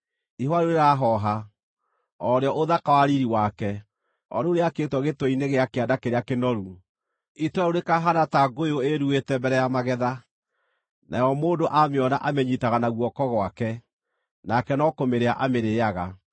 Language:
Kikuyu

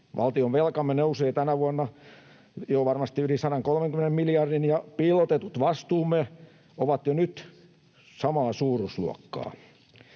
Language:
Finnish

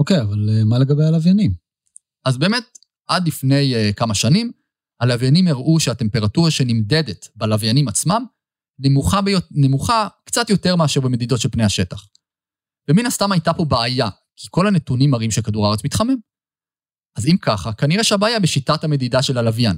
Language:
Hebrew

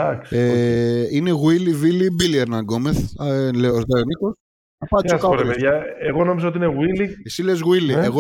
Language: Greek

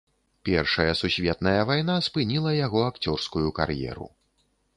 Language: Belarusian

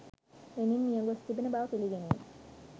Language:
Sinhala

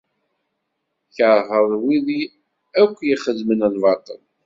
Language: Kabyle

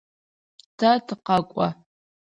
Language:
Adyghe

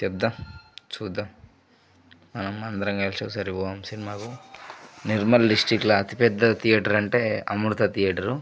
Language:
Telugu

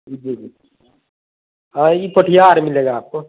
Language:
Urdu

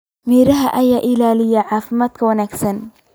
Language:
Somali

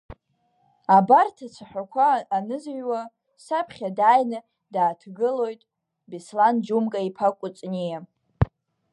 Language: Abkhazian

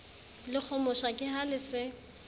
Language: Southern Sotho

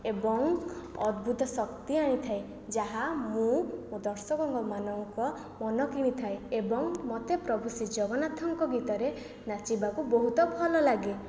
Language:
Odia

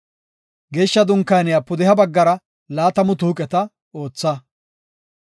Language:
Gofa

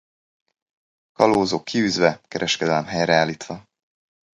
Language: Hungarian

